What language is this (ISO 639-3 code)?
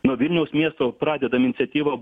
lit